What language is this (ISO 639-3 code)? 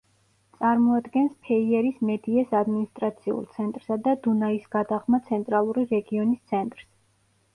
kat